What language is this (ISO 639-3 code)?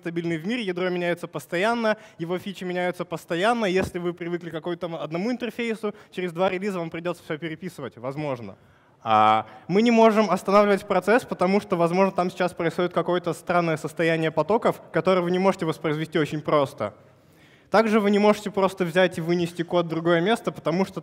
rus